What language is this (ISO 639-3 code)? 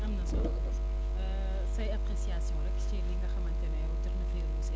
wol